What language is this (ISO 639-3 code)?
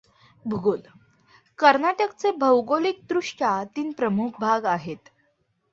mar